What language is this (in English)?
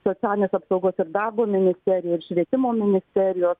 Lithuanian